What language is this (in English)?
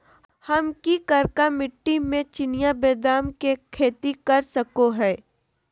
Magahi